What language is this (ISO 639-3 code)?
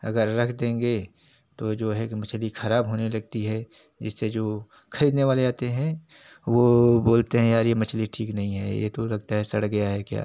hin